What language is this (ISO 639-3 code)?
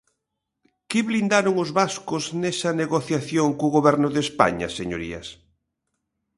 glg